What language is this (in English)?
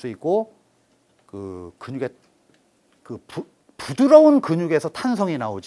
Korean